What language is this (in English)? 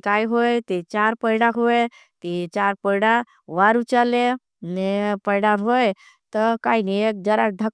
Bhili